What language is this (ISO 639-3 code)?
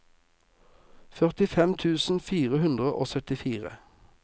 nor